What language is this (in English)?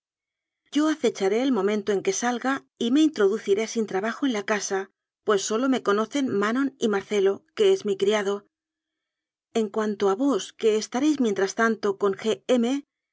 Spanish